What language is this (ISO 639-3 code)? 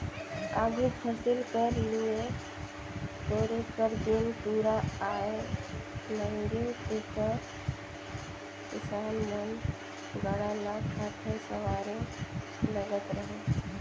hne